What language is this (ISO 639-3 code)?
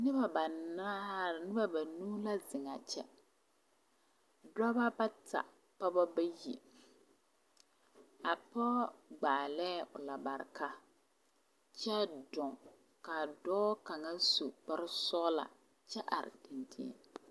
dga